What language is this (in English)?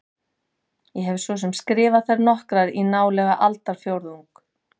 Icelandic